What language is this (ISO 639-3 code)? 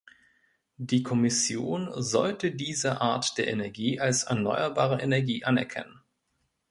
deu